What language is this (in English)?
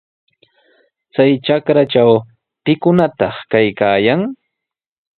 Sihuas Ancash Quechua